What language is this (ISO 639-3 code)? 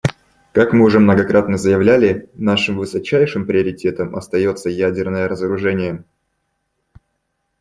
rus